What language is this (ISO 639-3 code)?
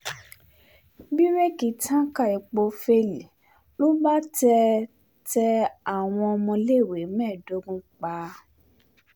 yor